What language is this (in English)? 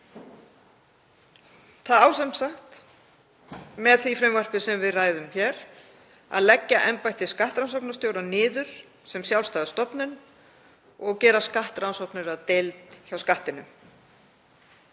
Icelandic